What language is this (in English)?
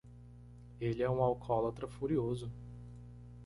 Portuguese